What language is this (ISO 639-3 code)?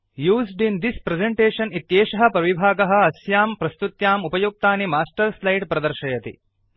san